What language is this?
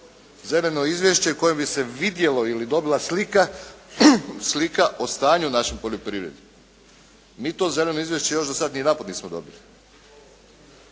Croatian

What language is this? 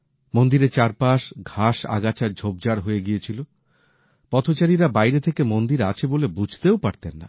Bangla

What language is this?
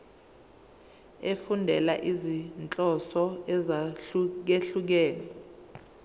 Zulu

